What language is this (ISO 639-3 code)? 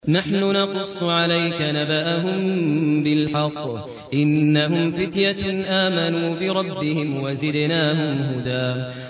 ara